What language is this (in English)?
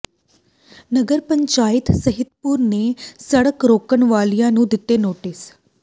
Punjabi